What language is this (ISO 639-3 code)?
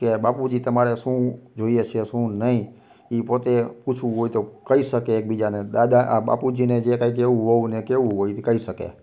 guj